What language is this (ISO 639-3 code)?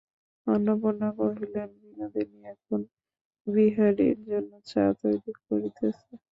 ben